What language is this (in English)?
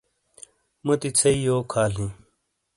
Shina